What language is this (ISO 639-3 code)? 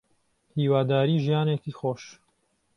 ckb